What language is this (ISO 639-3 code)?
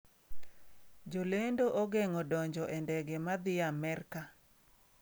luo